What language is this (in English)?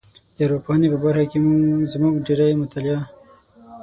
Pashto